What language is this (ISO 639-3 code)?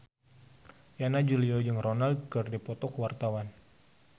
sun